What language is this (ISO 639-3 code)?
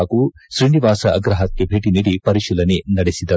kan